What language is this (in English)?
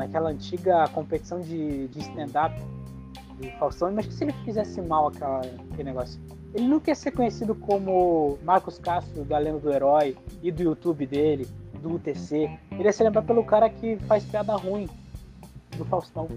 Portuguese